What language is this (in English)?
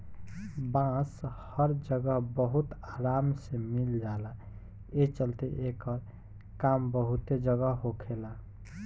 Bhojpuri